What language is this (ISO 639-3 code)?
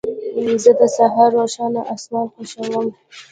pus